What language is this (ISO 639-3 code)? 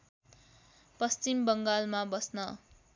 nep